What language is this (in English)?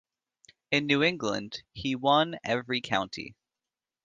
English